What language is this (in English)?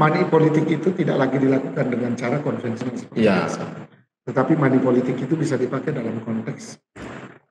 Indonesian